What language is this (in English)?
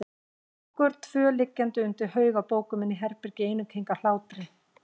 Icelandic